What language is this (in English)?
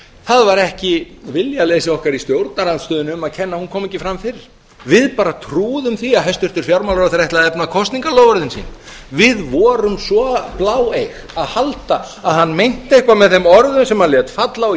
Icelandic